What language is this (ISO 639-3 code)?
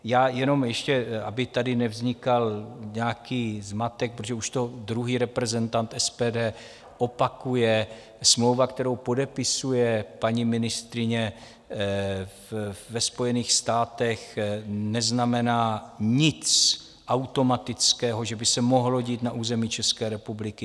ces